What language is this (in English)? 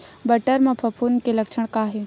Chhattisgarhi